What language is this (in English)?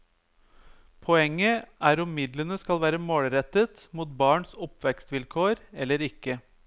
Norwegian